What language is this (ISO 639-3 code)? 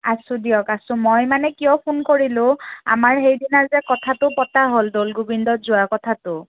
asm